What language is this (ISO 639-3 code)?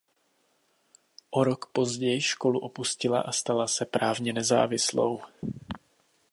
ces